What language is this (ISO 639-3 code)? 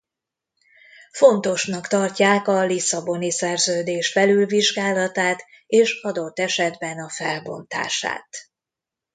hun